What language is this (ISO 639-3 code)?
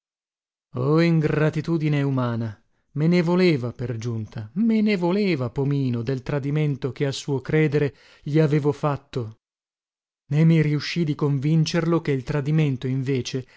ita